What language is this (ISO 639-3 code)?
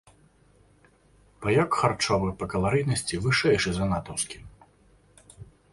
bel